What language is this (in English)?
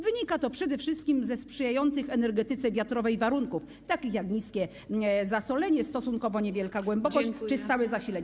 Polish